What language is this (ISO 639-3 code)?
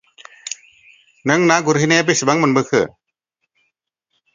brx